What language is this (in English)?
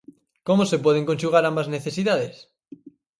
Galician